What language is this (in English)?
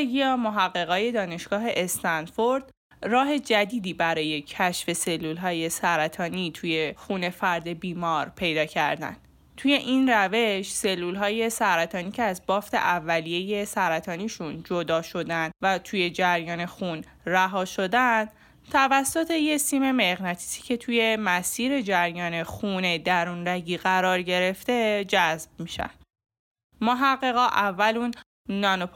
Persian